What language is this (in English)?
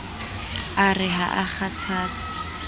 Southern Sotho